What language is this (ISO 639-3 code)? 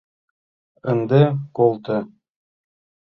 chm